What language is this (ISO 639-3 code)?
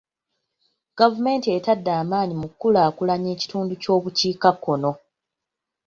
lug